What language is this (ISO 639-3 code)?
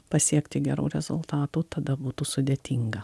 lit